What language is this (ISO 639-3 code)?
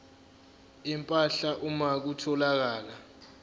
zul